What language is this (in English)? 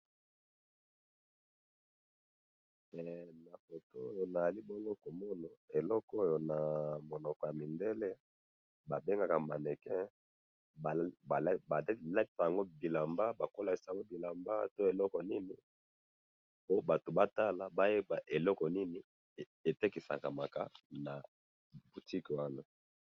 Lingala